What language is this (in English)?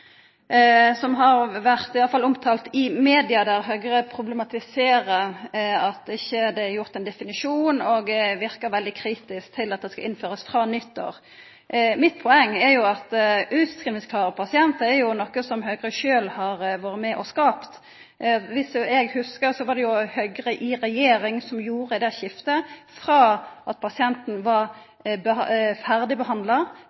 Norwegian Nynorsk